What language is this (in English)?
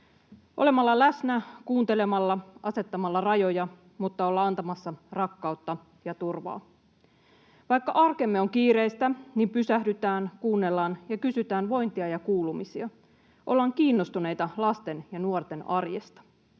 Finnish